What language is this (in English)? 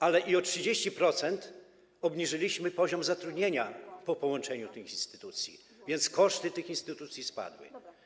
Polish